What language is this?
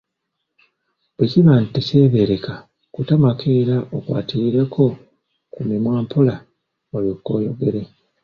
Ganda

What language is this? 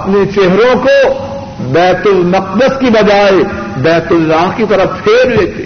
Urdu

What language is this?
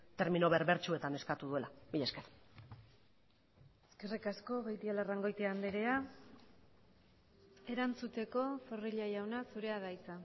Basque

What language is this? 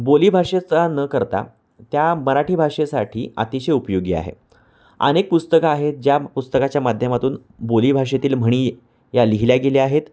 Marathi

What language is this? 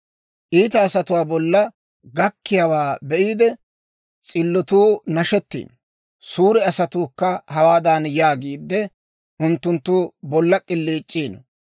Dawro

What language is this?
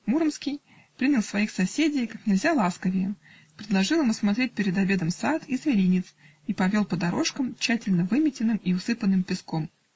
Russian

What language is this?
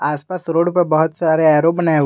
Hindi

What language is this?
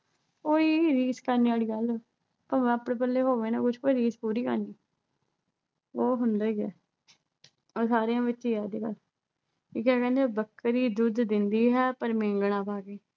Punjabi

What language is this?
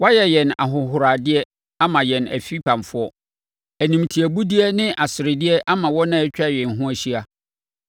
Akan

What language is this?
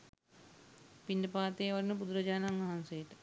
Sinhala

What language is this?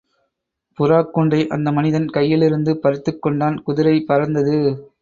Tamil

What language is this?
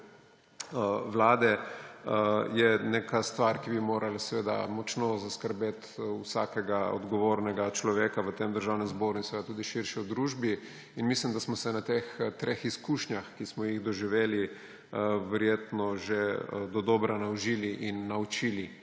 Slovenian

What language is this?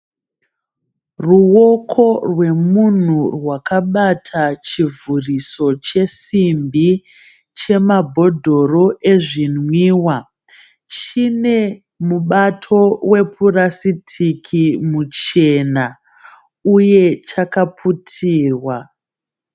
Shona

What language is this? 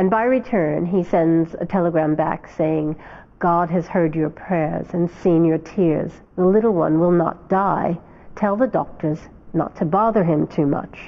Indonesian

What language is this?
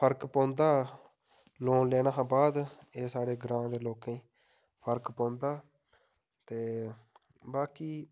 Dogri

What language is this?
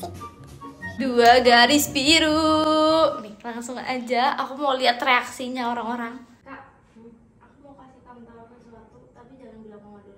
Indonesian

